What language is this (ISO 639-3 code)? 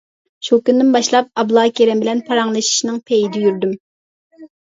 uig